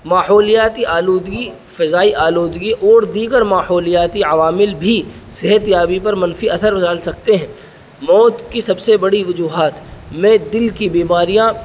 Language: Urdu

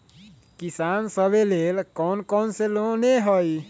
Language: Magahi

